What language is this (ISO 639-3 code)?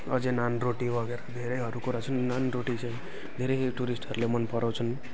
nep